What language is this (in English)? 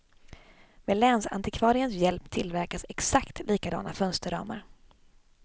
Swedish